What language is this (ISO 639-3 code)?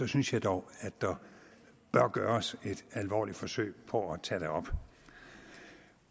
dan